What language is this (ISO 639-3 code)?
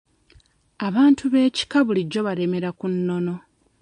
lug